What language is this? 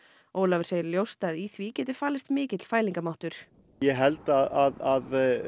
Icelandic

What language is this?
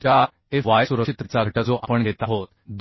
Marathi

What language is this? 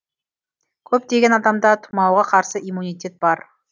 Kazakh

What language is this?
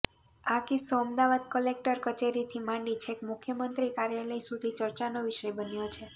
Gujarati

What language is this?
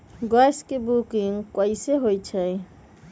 Magahi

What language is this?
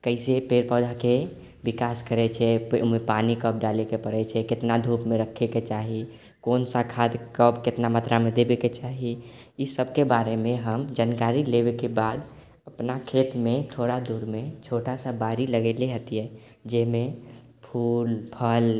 Maithili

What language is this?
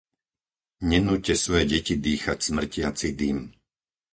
Slovak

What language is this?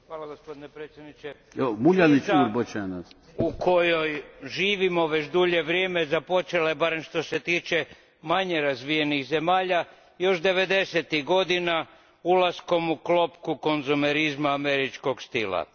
Croatian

